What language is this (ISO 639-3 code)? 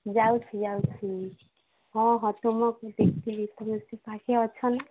ori